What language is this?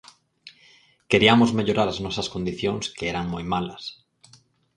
Galician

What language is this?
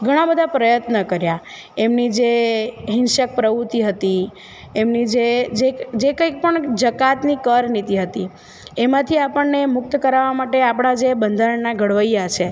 Gujarati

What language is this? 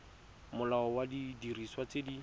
Tswana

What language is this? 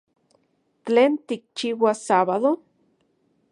Central Puebla Nahuatl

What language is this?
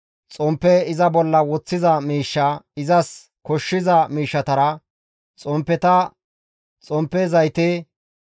Gamo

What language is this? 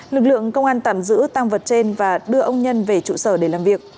Vietnamese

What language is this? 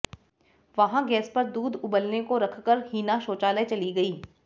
Hindi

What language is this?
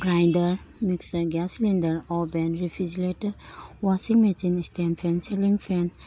Manipuri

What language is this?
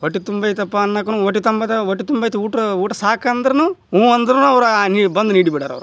Kannada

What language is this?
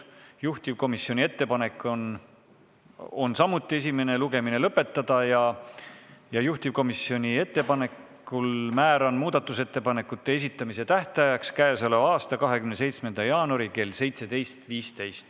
Estonian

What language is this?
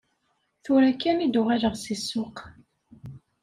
Kabyle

